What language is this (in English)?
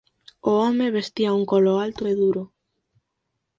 Galician